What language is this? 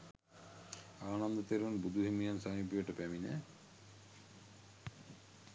Sinhala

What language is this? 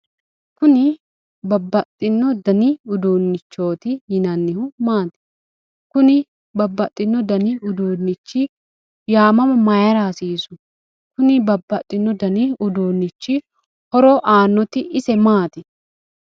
Sidamo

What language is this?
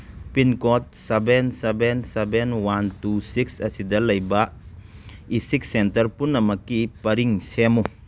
Manipuri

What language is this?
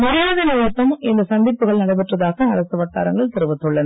Tamil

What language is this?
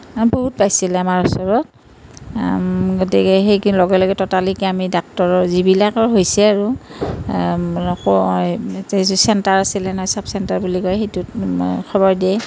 Assamese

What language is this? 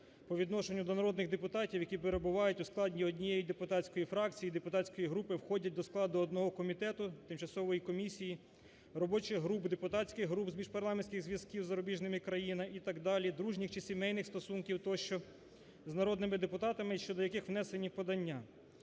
Ukrainian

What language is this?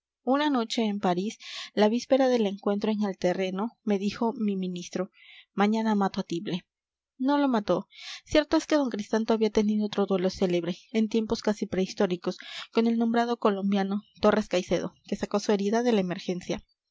Spanish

